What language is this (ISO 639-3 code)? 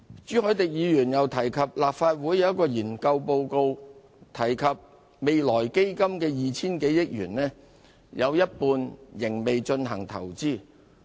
yue